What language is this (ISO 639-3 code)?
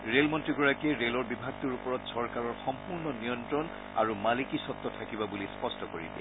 asm